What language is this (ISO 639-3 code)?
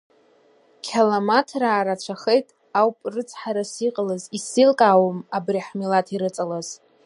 abk